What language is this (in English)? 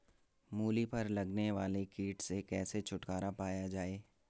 Hindi